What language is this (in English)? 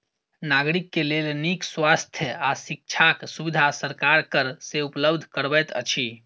Maithili